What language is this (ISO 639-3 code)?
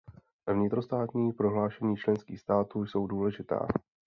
ces